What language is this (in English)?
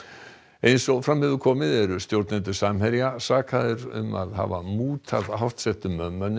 Icelandic